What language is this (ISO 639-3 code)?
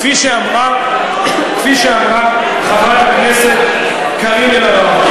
heb